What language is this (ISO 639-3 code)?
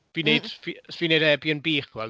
cym